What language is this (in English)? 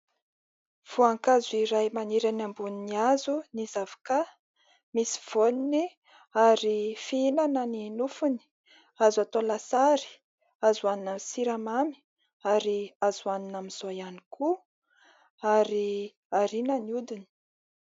Malagasy